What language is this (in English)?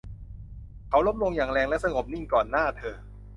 Thai